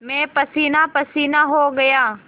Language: Hindi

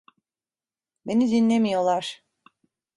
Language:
Turkish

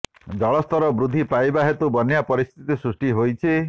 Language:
Odia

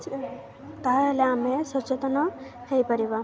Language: Odia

